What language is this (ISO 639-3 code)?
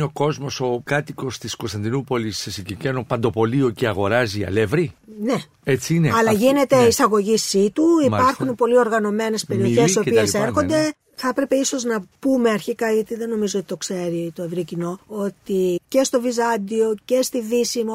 ell